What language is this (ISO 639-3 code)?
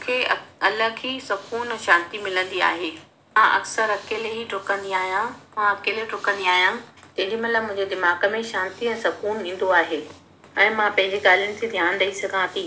snd